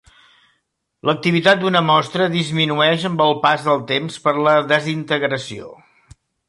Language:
Catalan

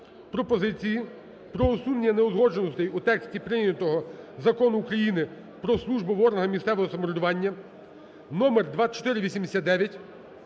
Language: Ukrainian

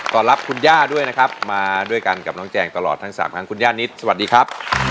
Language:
Thai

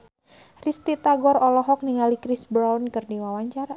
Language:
Sundanese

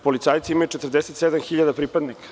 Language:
Serbian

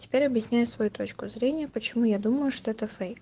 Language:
Russian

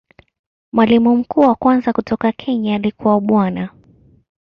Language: Swahili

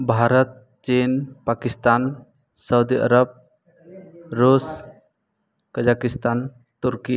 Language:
Santali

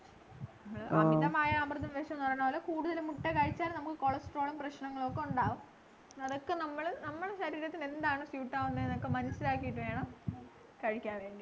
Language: Malayalam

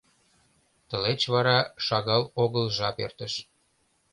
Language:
Mari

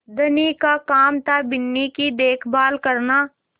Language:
Hindi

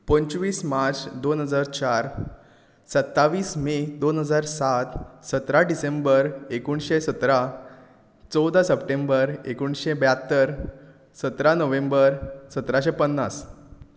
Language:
Konkani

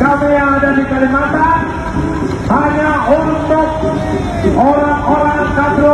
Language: Indonesian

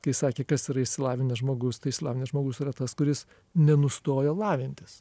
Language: Lithuanian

